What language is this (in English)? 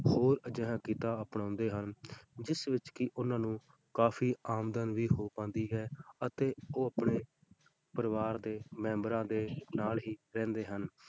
Punjabi